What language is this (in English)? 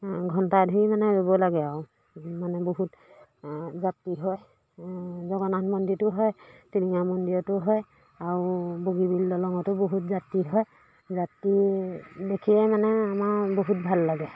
Assamese